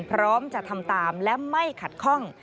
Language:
Thai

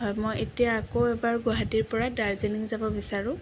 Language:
Assamese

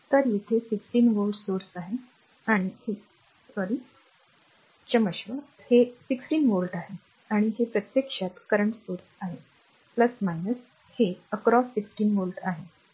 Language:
Marathi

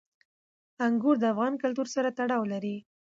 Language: Pashto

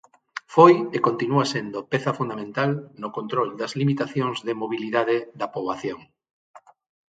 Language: Galician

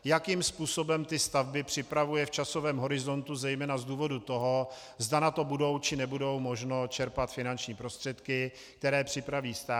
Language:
Czech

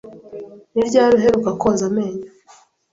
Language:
Kinyarwanda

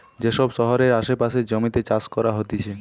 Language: Bangla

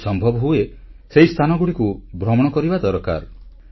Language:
Odia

